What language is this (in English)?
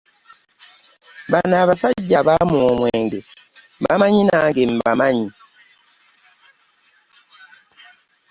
Ganda